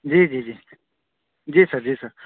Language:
Urdu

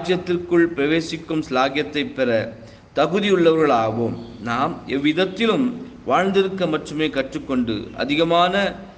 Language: Tamil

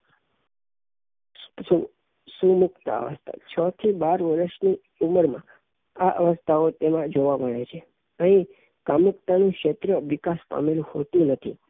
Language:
Gujarati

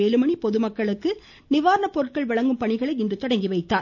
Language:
Tamil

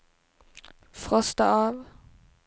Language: Swedish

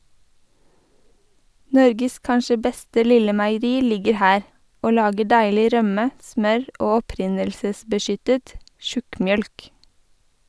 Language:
Norwegian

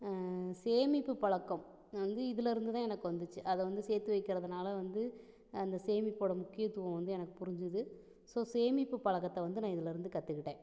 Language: Tamil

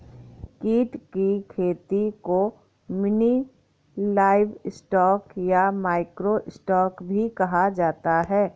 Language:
Hindi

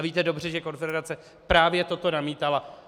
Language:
Czech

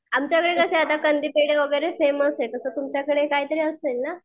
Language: Marathi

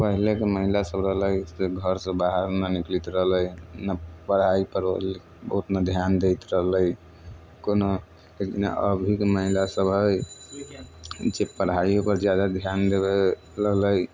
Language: Maithili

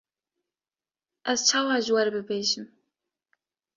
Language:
Kurdish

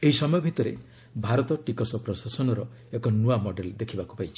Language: Odia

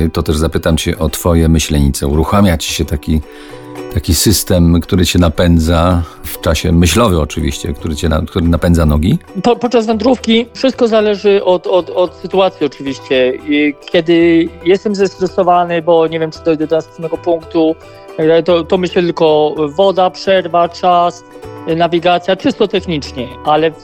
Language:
Polish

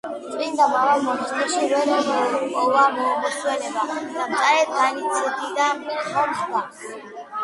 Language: Georgian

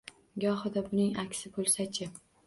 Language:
Uzbek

